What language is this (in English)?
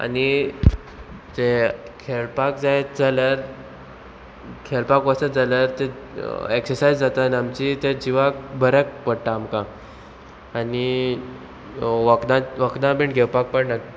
Konkani